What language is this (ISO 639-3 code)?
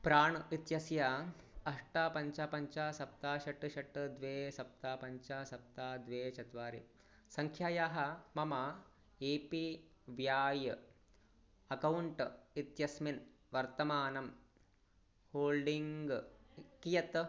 san